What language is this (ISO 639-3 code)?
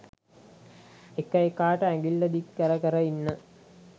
sin